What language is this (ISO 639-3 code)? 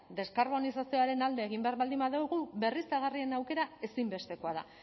eus